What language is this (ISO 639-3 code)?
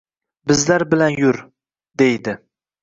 uzb